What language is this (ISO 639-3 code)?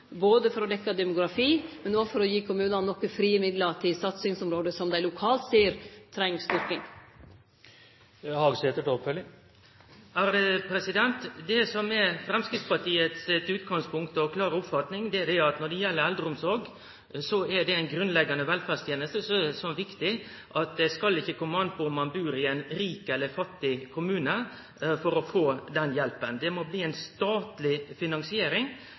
nno